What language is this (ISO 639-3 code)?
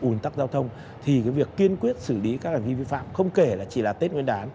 vie